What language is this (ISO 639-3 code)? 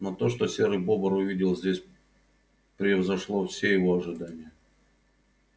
rus